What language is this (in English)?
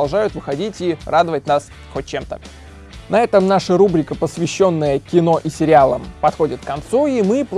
Russian